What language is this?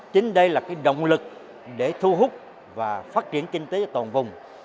Vietnamese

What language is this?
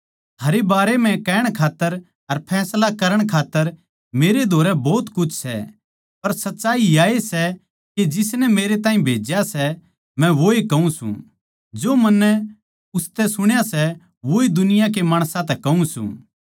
Haryanvi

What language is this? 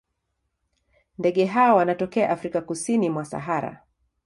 Swahili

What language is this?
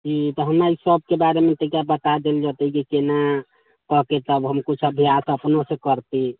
Maithili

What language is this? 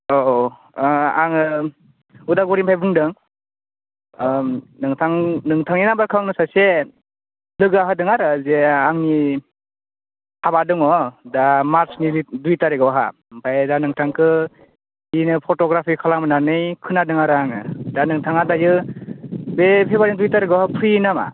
Bodo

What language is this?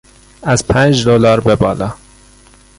Persian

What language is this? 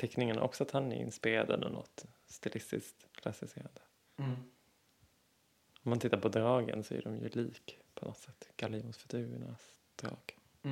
Swedish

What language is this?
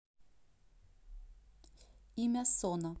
Russian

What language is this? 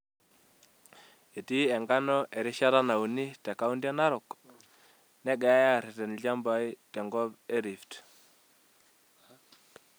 Masai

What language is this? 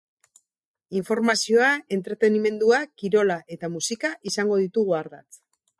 Basque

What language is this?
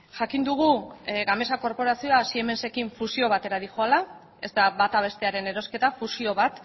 Basque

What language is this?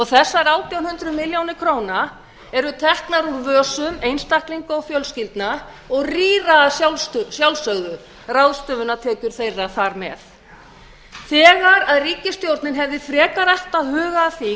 Icelandic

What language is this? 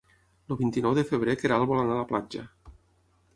Catalan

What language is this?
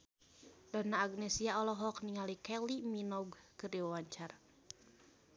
Sundanese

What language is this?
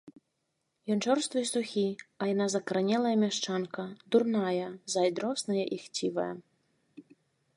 Belarusian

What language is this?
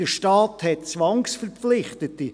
Swiss German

